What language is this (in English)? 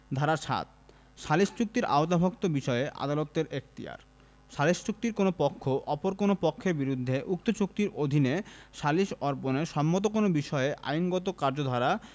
Bangla